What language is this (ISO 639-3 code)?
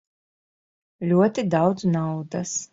lav